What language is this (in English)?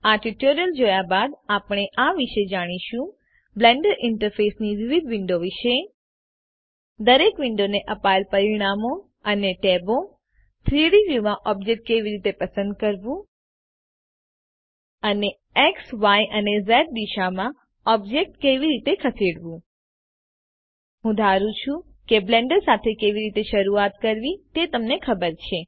Gujarati